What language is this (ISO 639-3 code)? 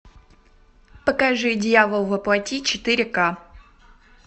rus